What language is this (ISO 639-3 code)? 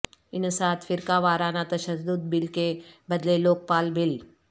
urd